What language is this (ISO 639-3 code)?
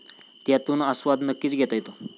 mar